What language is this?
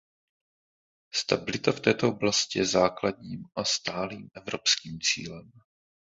Czech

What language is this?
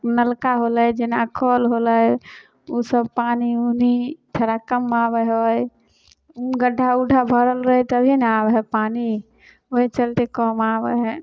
Maithili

